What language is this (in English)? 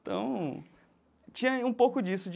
Portuguese